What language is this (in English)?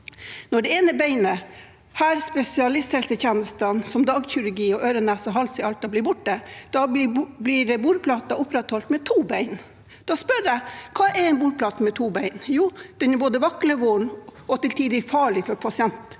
Norwegian